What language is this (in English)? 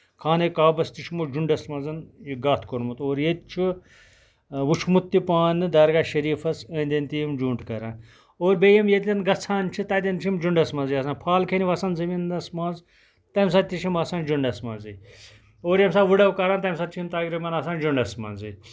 Kashmiri